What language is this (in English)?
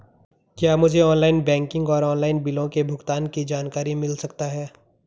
Hindi